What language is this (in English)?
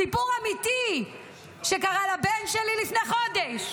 Hebrew